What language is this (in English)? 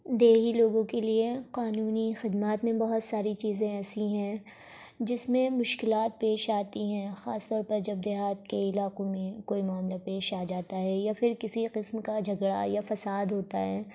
Urdu